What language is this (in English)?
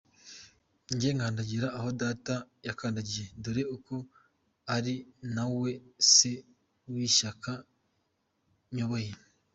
Kinyarwanda